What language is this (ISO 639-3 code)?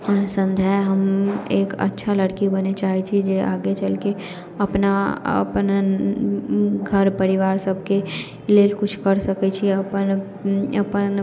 mai